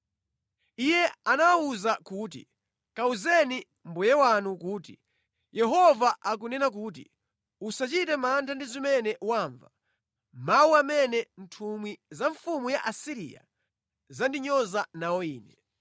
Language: Nyanja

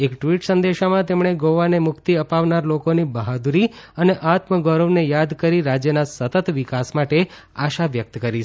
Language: Gujarati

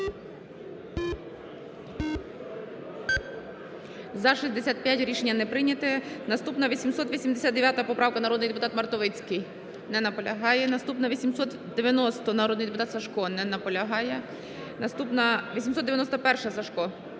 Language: Ukrainian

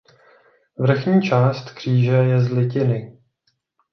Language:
Czech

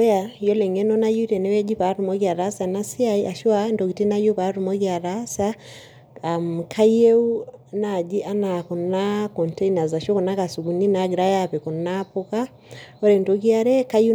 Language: Masai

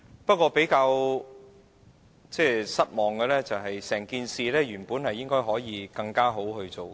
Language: Cantonese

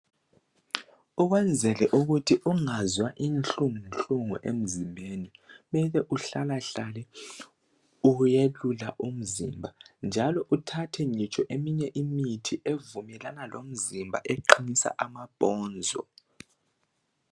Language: North Ndebele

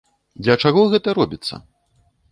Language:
Belarusian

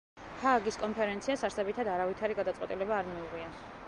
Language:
Georgian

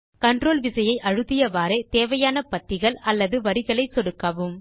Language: Tamil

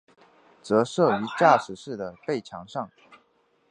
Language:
Chinese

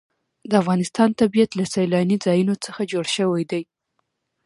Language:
Pashto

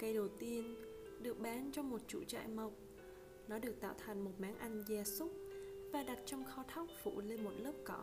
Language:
Vietnamese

